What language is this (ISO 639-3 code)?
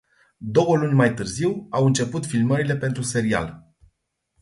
ron